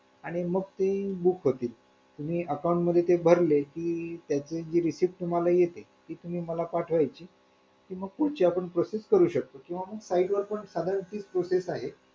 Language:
Marathi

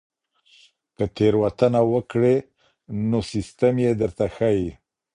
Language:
Pashto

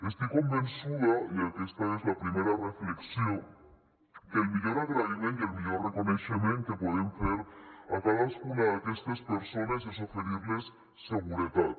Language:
Catalan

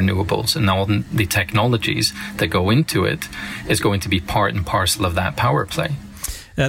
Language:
Swedish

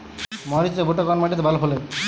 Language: Bangla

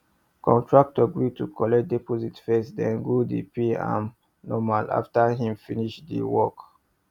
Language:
Nigerian Pidgin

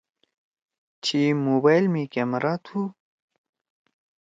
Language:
Torwali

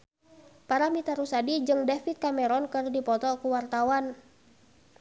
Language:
Sundanese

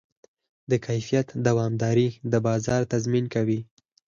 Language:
Pashto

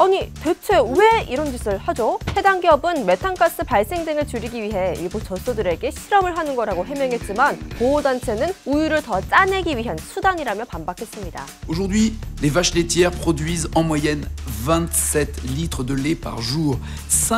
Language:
Korean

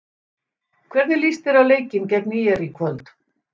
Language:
Icelandic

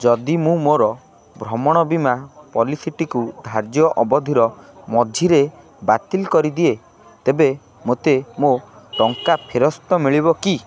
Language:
Odia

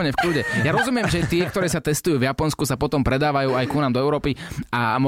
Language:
Slovak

